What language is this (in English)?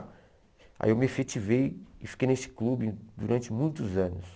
Portuguese